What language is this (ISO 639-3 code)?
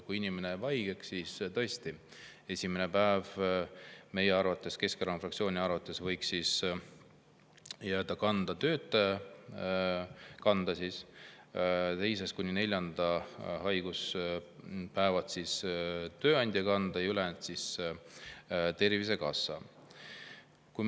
est